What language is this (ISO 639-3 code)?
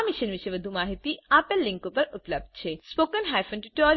guj